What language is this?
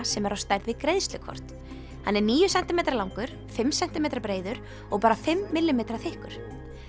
Icelandic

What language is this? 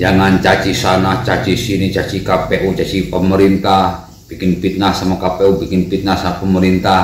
Indonesian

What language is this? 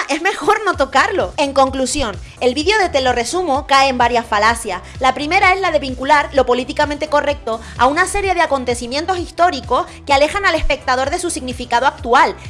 Spanish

